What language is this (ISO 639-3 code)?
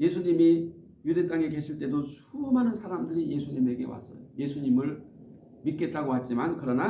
kor